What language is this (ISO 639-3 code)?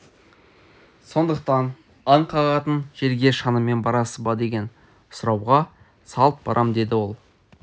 kaz